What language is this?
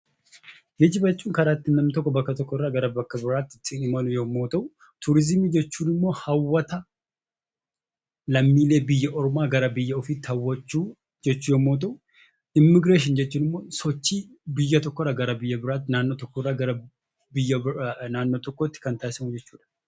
Oromo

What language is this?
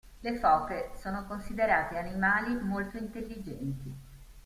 Italian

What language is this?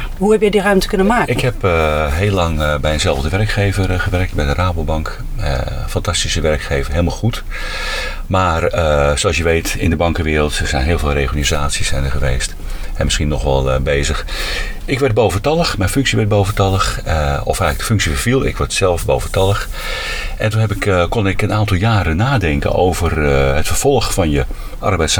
Dutch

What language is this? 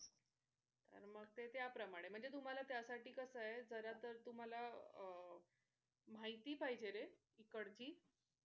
Marathi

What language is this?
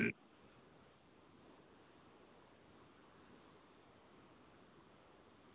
Dogri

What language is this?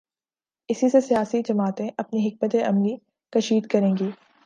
Urdu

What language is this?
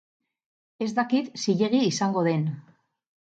Basque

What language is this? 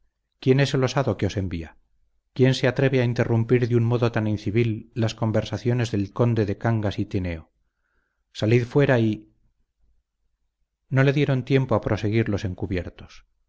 Spanish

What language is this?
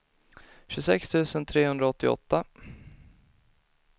Swedish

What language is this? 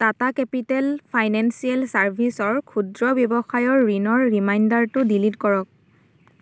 Assamese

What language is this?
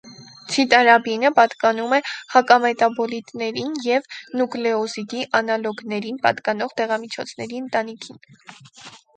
Armenian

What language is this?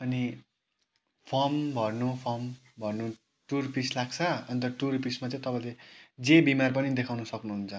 Nepali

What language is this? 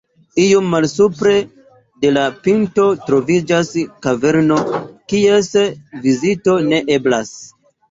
Esperanto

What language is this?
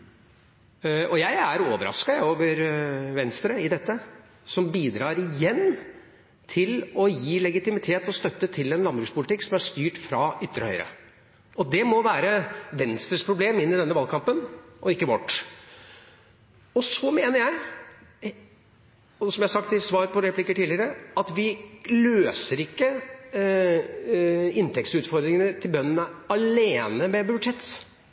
Norwegian Bokmål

